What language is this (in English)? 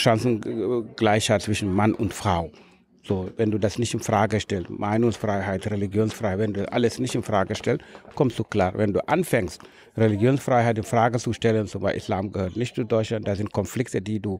German